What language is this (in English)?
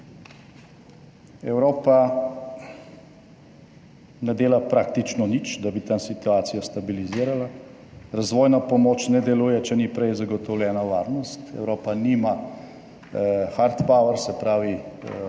Slovenian